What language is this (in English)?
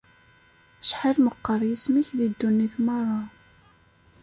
Kabyle